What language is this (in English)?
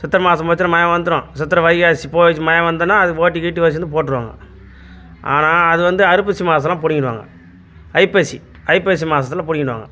Tamil